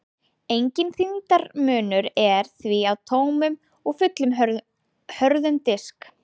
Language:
Icelandic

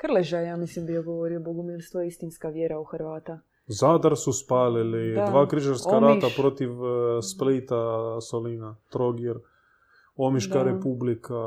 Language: Croatian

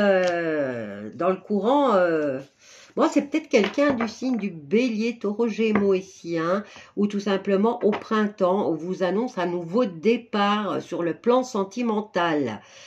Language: French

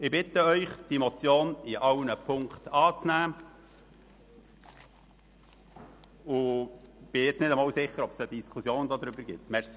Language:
Swiss German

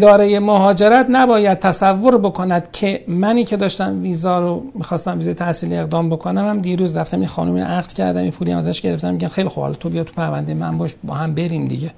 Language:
Persian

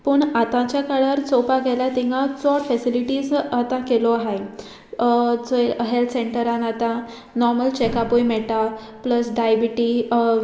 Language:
Konkani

